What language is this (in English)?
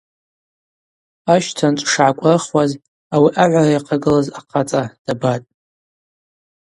Abaza